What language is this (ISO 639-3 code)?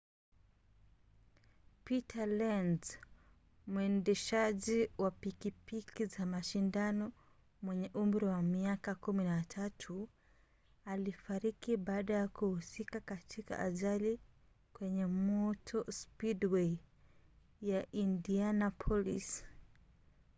swa